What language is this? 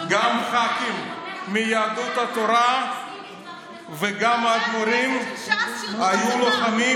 Hebrew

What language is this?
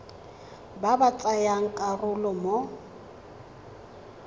Tswana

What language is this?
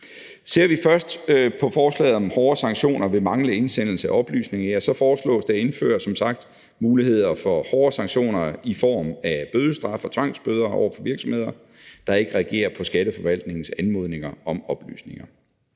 Danish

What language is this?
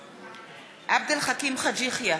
Hebrew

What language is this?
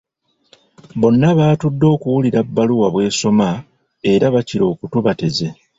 Ganda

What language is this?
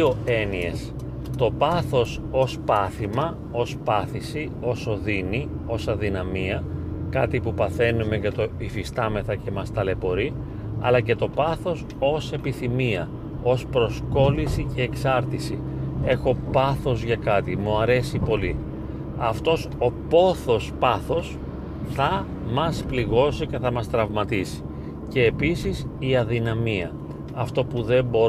Greek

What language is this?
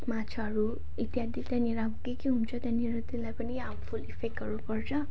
Nepali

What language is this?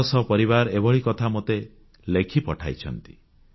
Odia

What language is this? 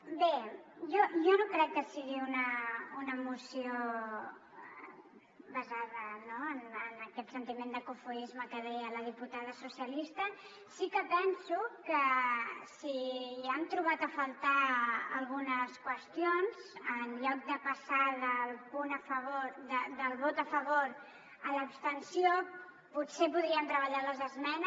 Catalan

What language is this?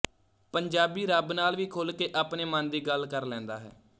Punjabi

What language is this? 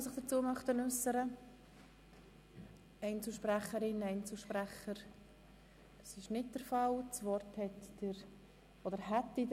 Swiss German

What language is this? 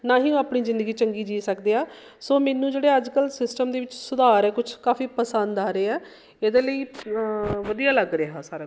Punjabi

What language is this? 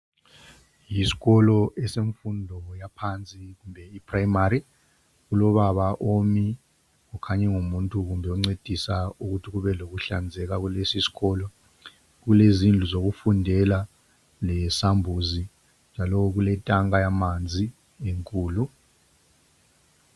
North Ndebele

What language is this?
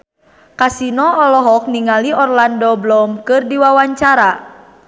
Sundanese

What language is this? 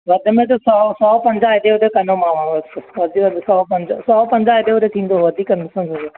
Sindhi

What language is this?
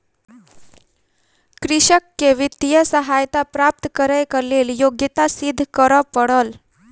Maithili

